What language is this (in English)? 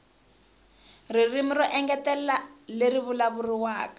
Tsonga